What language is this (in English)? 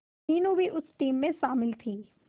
Hindi